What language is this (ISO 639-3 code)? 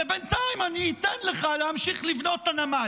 heb